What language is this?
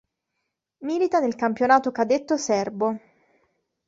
Italian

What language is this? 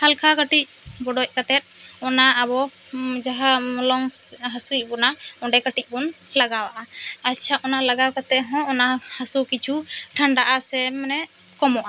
Santali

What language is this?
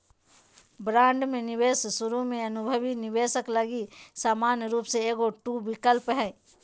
Magahi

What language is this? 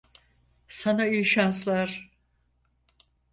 Turkish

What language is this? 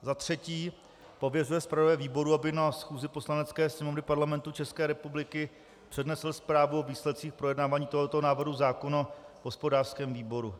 Czech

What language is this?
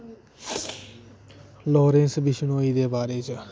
Dogri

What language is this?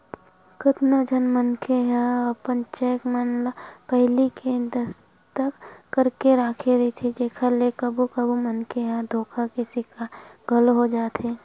Chhattisgarhi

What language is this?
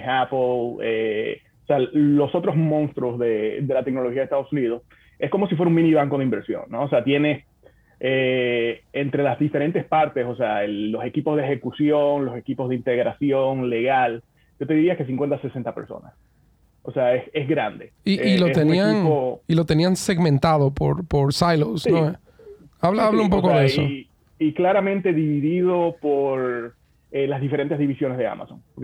Spanish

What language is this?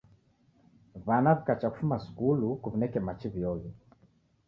Taita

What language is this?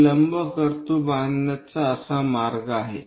Marathi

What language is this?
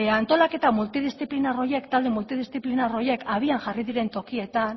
Basque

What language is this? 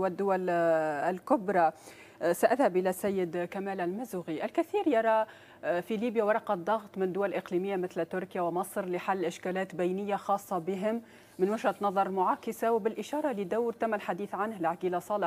Arabic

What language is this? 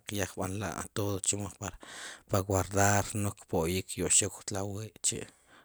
Sipacapense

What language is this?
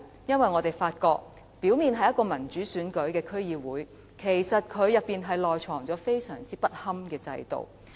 Cantonese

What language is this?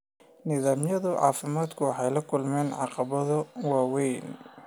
Somali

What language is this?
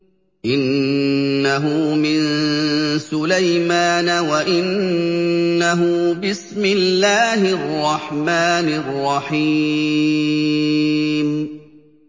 Arabic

